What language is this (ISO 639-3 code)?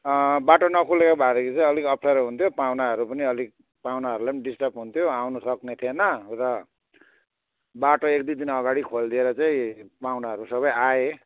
nep